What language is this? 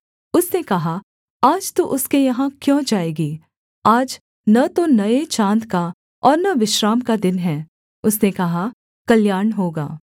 Hindi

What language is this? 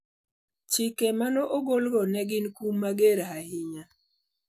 Luo (Kenya and Tanzania)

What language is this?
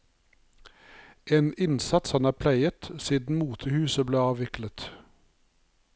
Norwegian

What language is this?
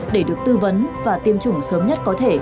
Vietnamese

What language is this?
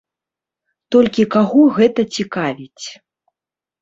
Belarusian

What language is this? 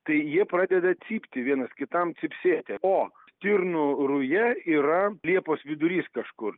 Lithuanian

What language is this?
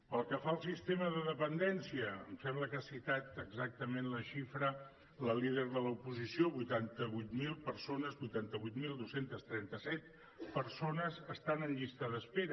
Catalan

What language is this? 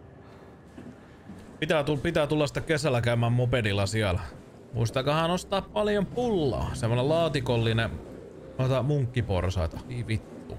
Finnish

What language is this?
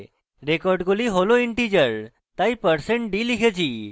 Bangla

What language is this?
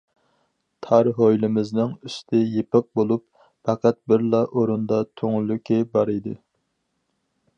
Uyghur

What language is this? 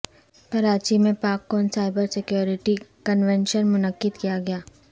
Urdu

